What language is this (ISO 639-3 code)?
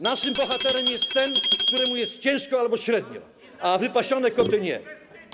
pol